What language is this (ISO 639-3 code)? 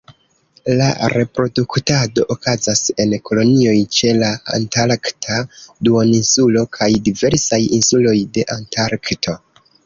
epo